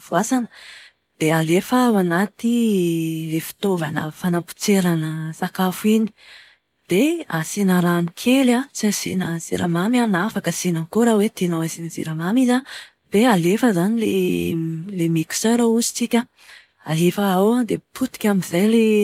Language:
Malagasy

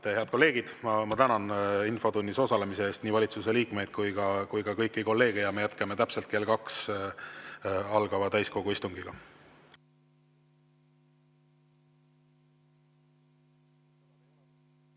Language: Estonian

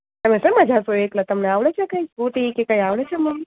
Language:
Gujarati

